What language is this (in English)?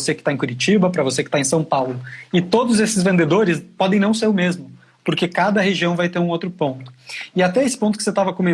Portuguese